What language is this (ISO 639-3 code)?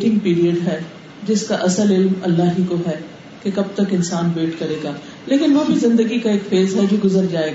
urd